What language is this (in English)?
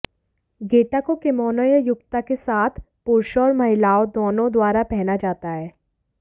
Hindi